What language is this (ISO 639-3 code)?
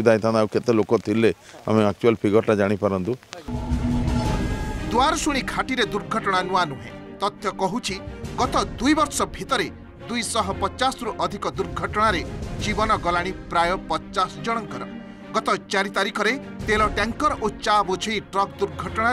hin